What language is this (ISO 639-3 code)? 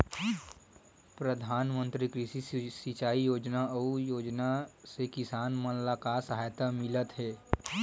hne